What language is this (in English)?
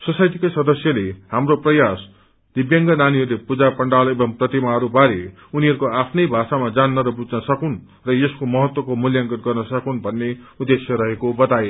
Nepali